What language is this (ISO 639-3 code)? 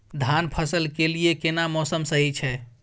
mai